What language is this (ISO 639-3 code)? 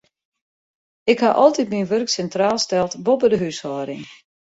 fry